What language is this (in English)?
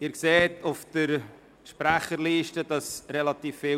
Swiss German